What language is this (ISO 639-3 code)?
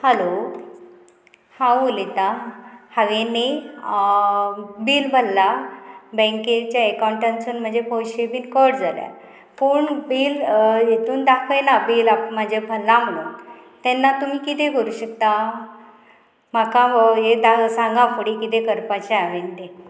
kok